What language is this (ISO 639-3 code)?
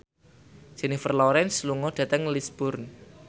jav